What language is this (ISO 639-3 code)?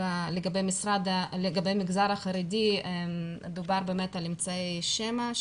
heb